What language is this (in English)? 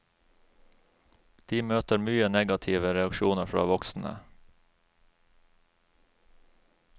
Norwegian